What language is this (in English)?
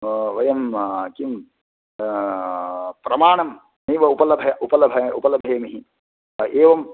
Sanskrit